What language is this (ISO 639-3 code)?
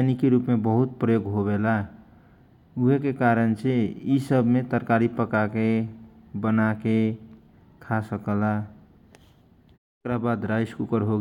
thq